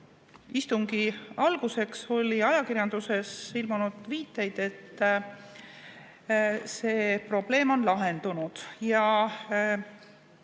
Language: Estonian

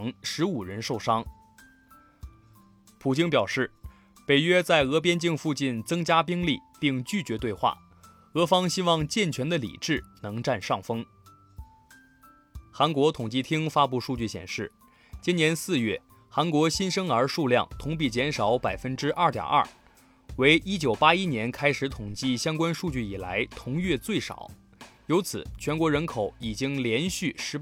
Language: Chinese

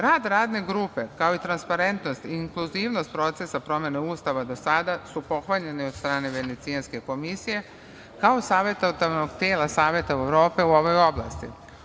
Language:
Serbian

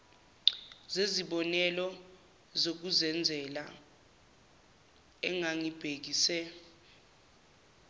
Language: Zulu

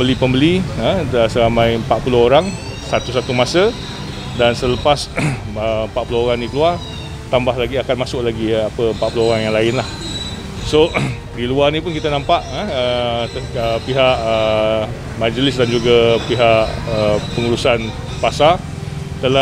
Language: Malay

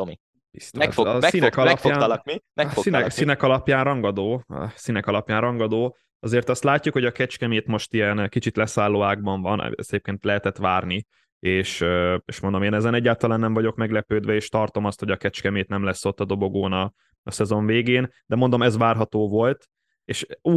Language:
Hungarian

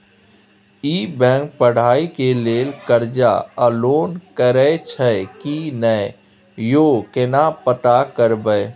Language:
Maithili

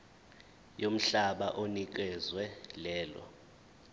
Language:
Zulu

